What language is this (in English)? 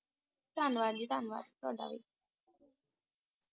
Punjabi